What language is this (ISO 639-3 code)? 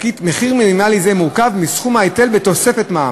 heb